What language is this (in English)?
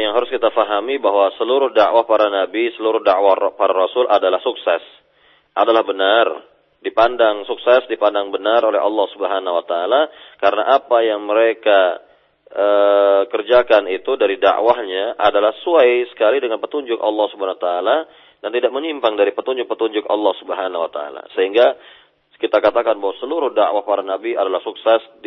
Malay